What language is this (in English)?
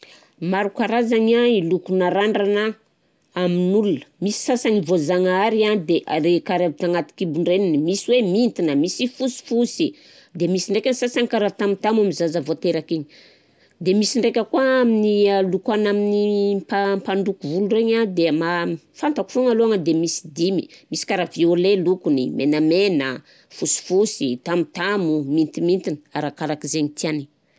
Southern Betsimisaraka Malagasy